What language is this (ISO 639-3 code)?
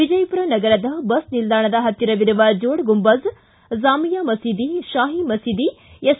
kan